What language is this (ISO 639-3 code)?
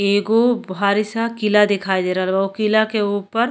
bho